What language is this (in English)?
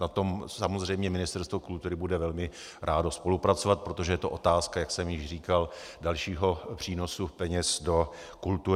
Czech